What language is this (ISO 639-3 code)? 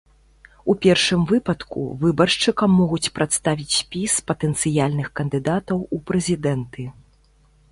bel